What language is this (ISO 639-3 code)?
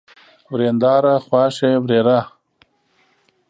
pus